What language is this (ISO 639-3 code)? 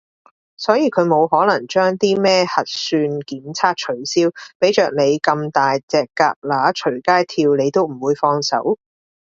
yue